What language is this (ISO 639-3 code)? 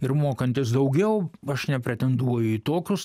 lit